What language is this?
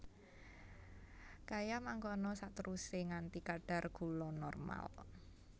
Javanese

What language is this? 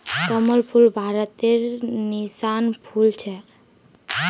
Magahi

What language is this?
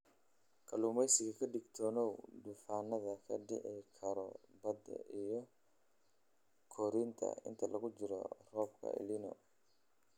Somali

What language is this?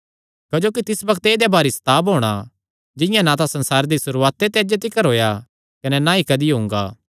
Kangri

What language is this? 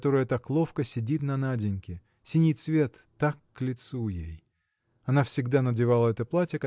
Russian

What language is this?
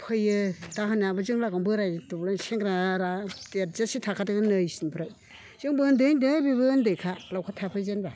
Bodo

